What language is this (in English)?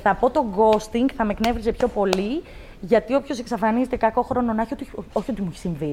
Greek